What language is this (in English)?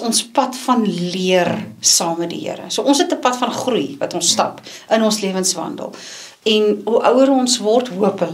Dutch